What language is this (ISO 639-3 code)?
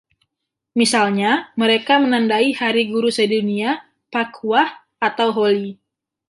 ind